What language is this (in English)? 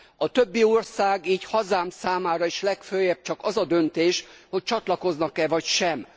Hungarian